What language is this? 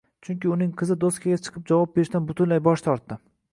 Uzbek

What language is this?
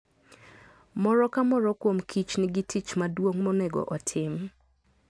Luo (Kenya and Tanzania)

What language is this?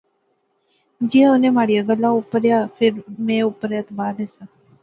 Pahari-Potwari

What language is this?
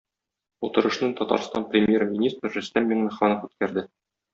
Tatar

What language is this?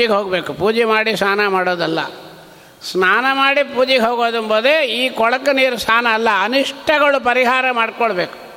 Kannada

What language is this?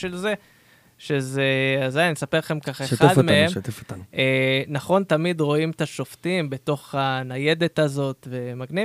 Hebrew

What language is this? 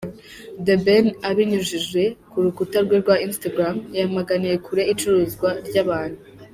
Kinyarwanda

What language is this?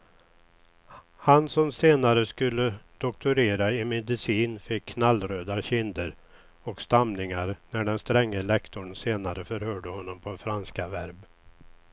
Swedish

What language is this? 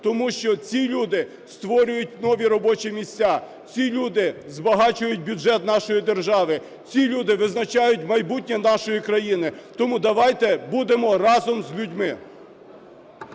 Ukrainian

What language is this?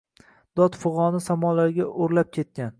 Uzbek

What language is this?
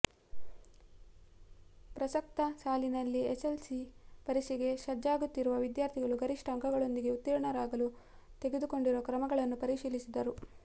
Kannada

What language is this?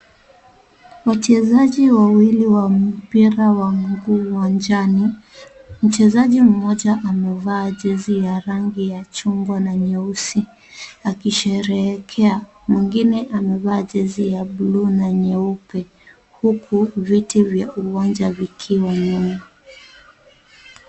Swahili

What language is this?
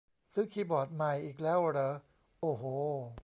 Thai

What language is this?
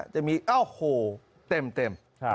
Thai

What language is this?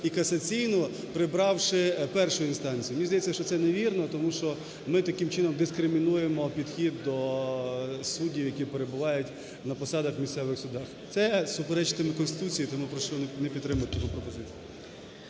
Ukrainian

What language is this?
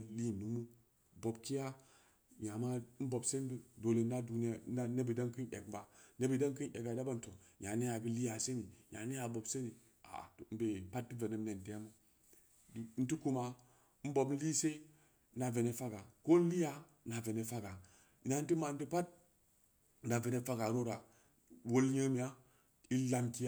Samba Leko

